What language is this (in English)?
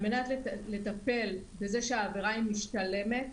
Hebrew